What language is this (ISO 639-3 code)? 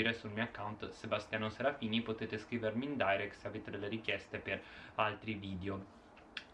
ita